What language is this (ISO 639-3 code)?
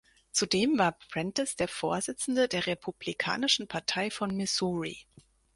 deu